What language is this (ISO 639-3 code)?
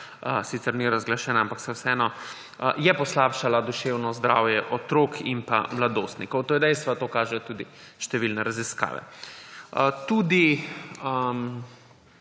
slv